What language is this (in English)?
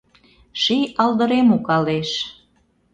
Mari